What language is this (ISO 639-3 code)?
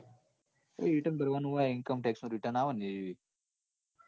guj